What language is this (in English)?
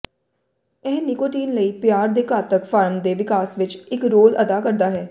Punjabi